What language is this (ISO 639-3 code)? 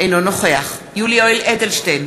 heb